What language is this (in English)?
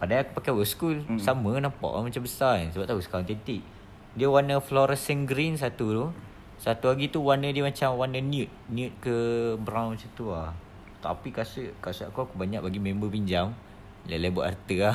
Malay